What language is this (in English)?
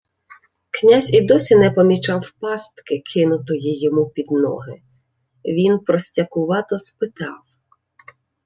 Ukrainian